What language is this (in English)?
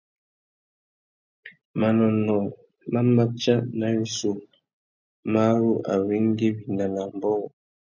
Tuki